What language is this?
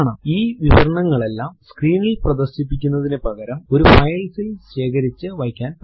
Malayalam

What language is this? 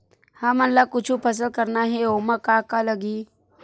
Chhattisgarhi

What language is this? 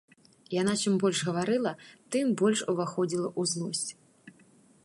Belarusian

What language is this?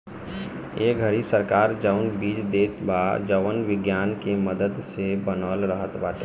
Bhojpuri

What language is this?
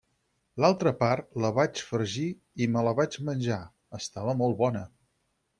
Catalan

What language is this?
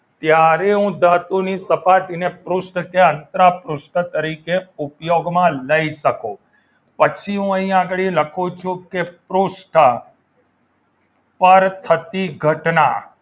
Gujarati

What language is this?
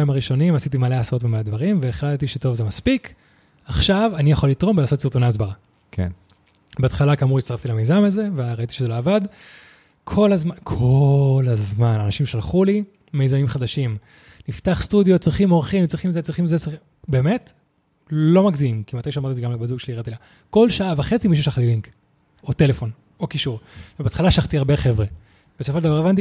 Hebrew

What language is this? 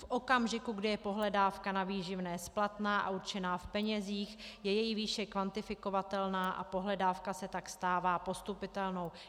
Czech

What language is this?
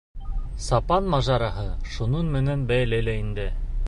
Bashkir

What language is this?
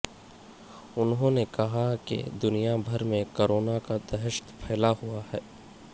Urdu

